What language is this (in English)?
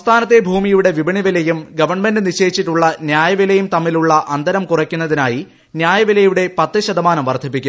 Malayalam